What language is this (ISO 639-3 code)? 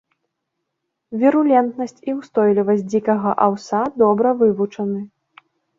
bel